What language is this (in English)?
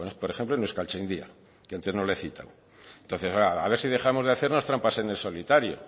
Spanish